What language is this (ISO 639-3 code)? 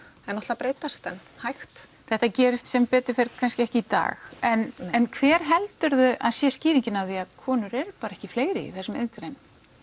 isl